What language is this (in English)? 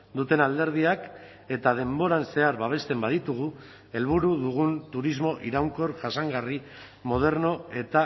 Basque